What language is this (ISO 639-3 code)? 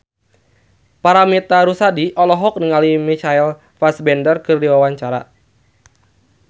sun